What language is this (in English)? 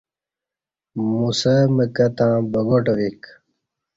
Kati